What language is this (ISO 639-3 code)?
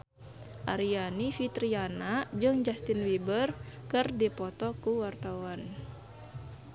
sun